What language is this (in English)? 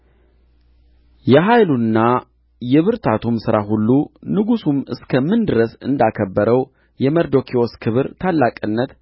Amharic